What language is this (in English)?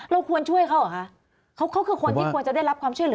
Thai